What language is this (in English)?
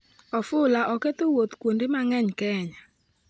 Luo (Kenya and Tanzania)